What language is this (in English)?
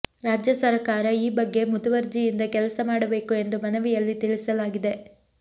Kannada